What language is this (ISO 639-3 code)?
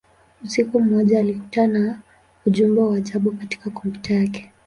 swa